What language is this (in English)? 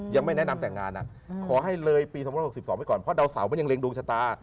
Thai